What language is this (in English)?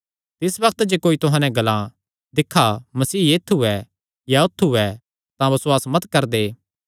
Kangri